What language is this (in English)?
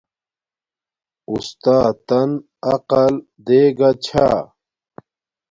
Domaaki